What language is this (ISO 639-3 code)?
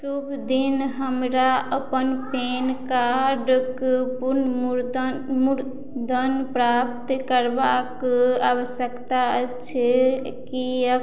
mai